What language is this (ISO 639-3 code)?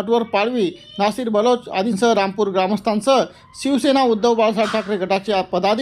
ron